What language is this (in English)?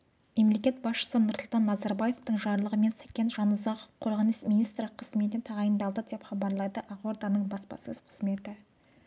Kazakh